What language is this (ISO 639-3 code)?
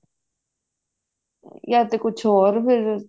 pan